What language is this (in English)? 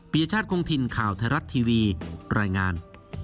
Thai